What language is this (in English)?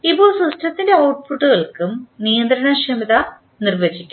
Malayalam